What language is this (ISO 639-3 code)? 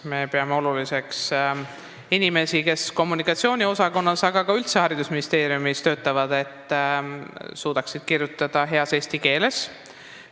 est